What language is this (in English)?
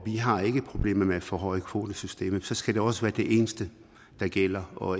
Danish